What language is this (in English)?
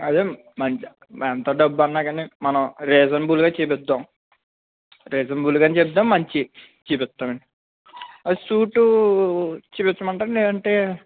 Telugu